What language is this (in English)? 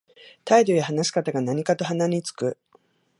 Japanese